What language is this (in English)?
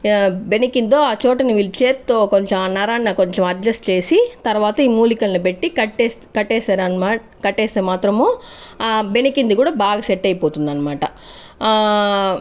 Telugu